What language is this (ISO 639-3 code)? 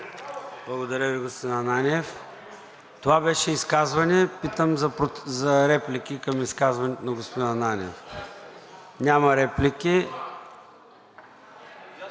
bul